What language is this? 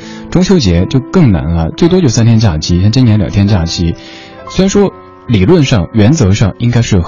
Chinese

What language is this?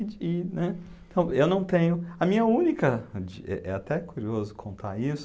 Portuguese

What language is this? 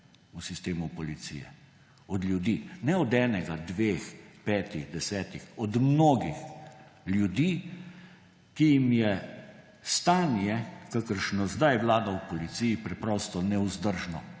Slovenian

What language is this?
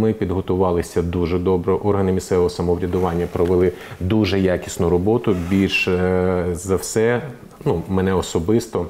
Ukrainian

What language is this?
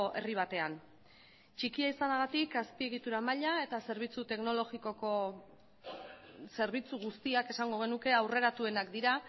Basque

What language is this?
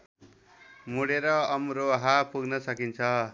Nepali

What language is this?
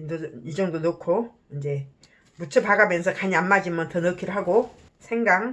Korean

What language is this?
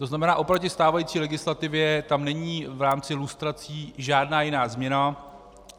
Czech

